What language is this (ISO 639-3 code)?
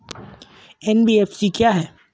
hin